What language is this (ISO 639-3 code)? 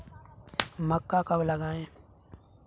hin